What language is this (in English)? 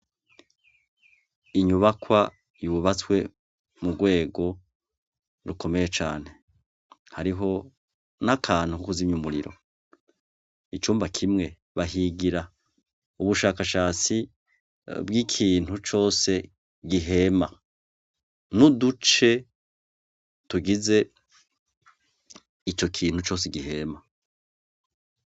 Rundi